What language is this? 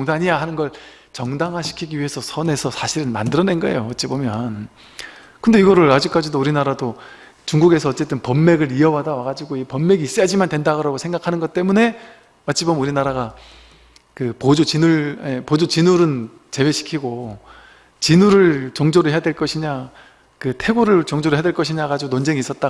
Korean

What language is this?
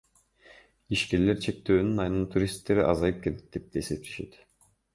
Kyrgyz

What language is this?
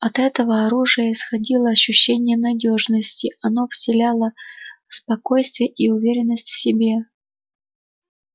Russian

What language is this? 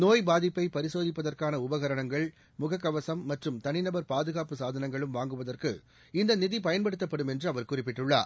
Tamil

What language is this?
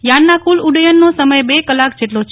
Gujarati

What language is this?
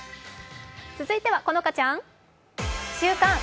Japanese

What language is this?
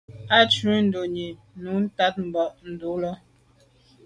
Medumba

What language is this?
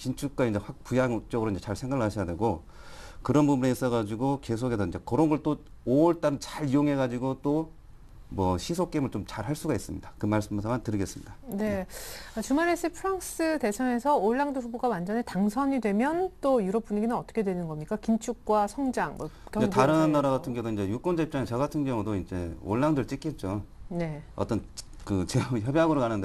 Korean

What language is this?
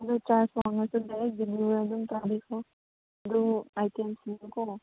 Manipuri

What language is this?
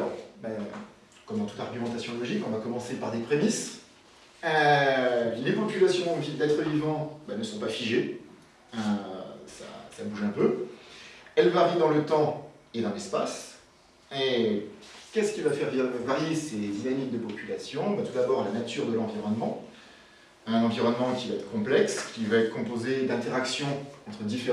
French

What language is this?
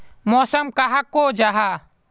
Magahi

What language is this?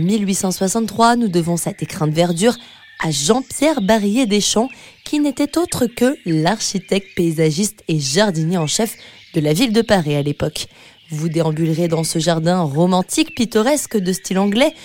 French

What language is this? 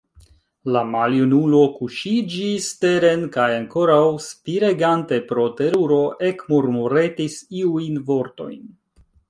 Esperanto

